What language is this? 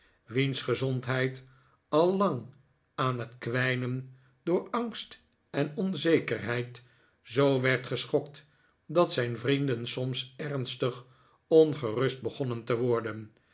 Dutch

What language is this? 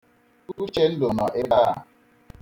Igbo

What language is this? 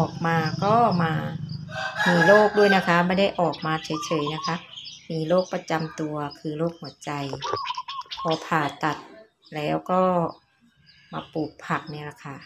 Thai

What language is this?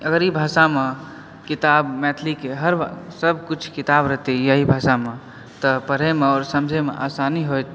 Maithili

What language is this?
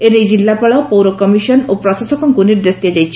Odia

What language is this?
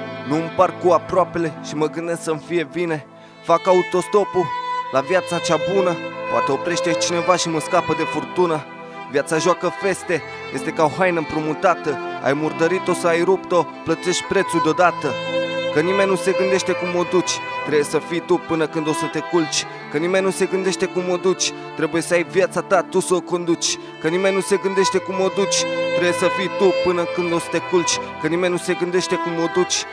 Romanian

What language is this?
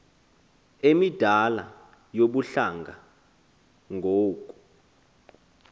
Xhosa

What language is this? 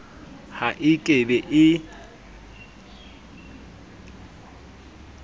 Southern Sotho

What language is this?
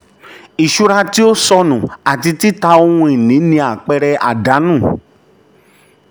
Yoruba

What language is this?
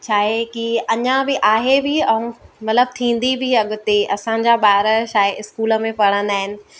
Sindhi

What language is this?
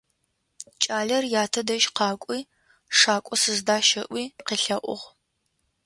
Adyghe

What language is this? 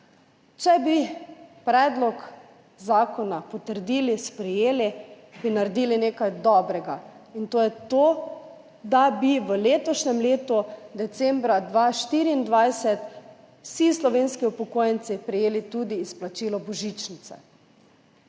Slovenian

